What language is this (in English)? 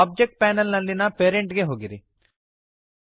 Kannada